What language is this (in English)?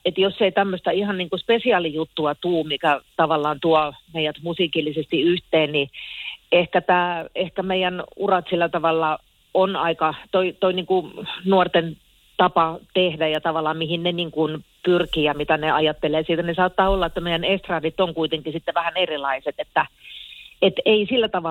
Finnish